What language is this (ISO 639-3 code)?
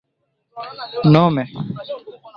epo